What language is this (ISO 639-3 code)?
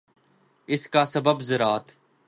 urd